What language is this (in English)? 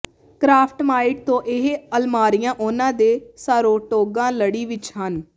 Punjabi